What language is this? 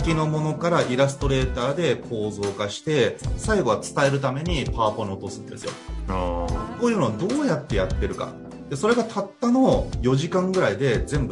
Japanese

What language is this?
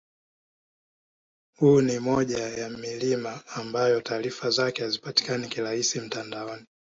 Swahili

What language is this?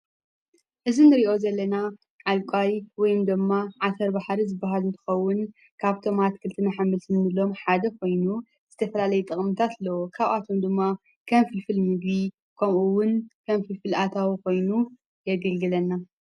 Tigrinya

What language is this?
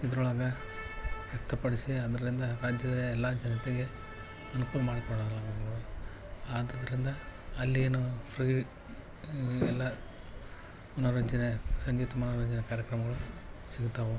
Kannada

